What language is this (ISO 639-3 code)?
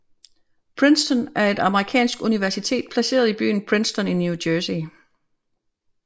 dan